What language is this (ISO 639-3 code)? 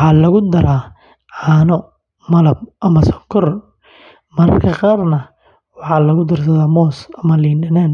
som